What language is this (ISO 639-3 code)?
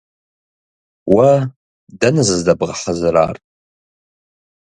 kbd